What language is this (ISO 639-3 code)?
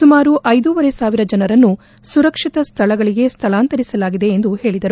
kan